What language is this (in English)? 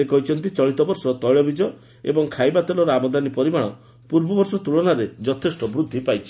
Odia